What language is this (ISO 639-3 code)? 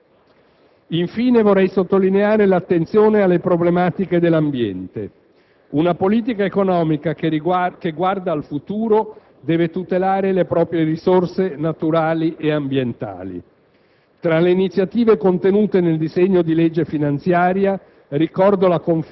ita